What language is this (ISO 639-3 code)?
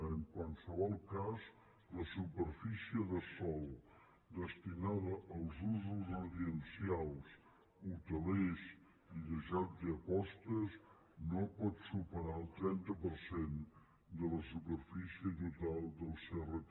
cat